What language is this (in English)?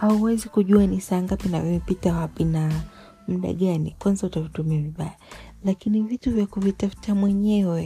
Swahili